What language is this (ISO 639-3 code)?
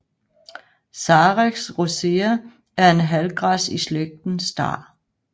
dan